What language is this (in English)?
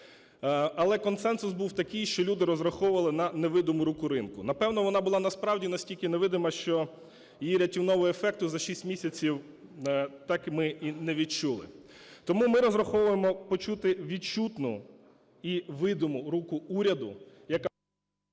Ukrainian